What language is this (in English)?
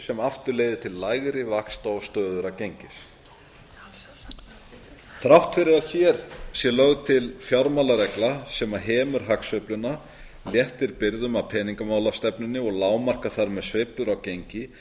Icelandic